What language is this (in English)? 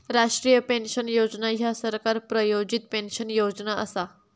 Marathi